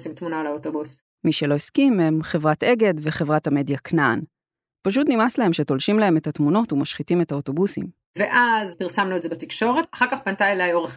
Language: Hebrew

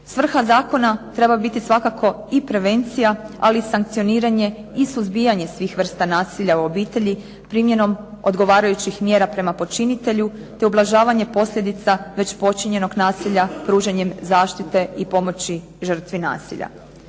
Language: Croatian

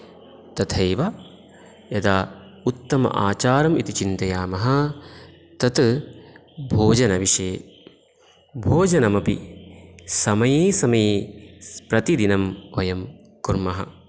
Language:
Sanskrit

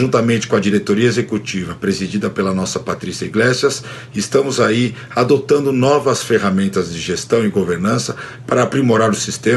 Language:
Portuguese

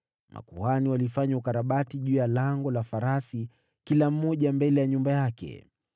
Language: Swahili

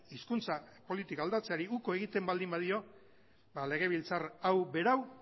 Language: Basque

